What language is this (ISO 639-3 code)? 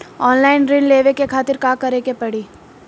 bho